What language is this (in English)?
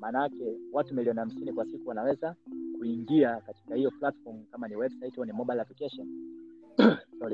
Swahili